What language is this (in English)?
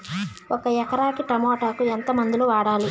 Telugu